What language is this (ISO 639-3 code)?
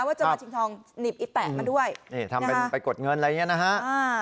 tha